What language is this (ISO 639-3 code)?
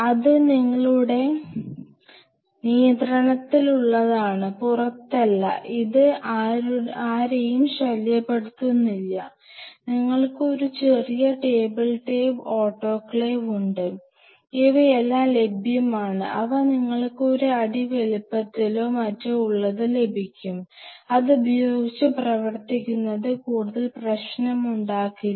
mal